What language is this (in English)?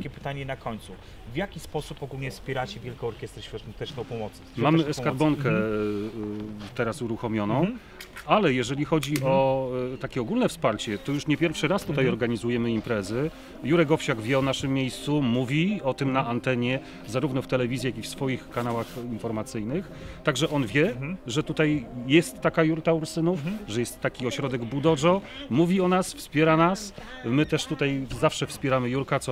Polish